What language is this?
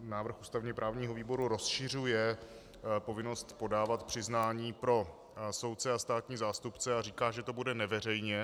Czech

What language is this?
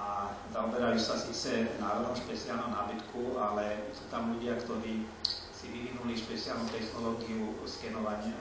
Czech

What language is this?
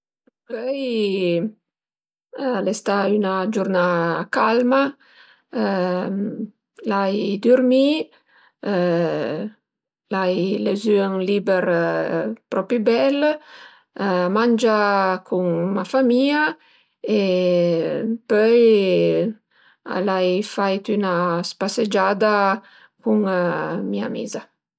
Piedmontese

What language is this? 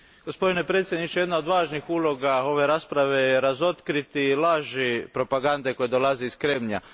Croatian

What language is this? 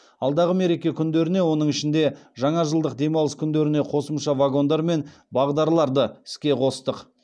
Kazakh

